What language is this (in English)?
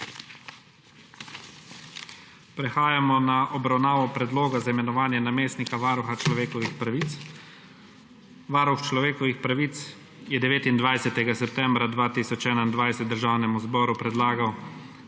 Slovenian